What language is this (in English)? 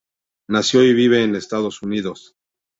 Spanish